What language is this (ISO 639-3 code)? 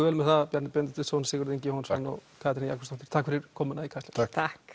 isl